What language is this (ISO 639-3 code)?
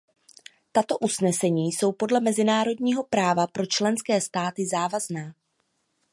ces